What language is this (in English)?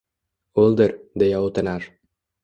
Uzbek